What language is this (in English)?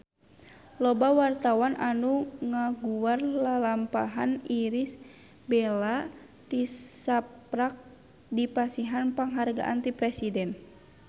Sundanese